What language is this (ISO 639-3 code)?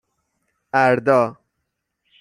fas